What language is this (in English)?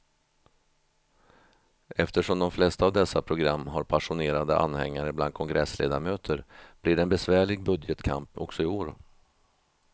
Swedish